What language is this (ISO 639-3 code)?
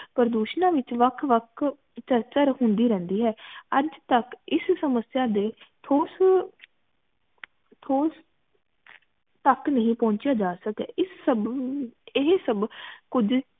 pan